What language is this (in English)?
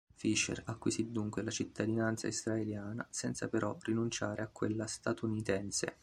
Italian